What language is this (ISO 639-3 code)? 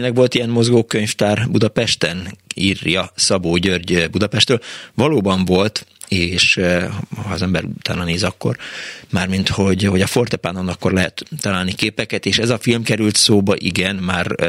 hun